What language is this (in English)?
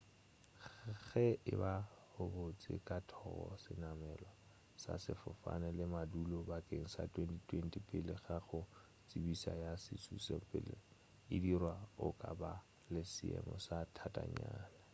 Northern Sotho